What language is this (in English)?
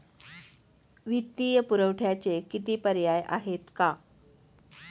Marathi